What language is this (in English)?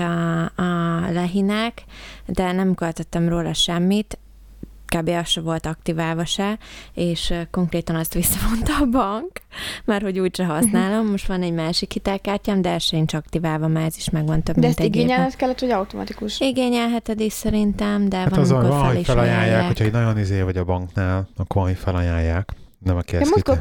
Hungarian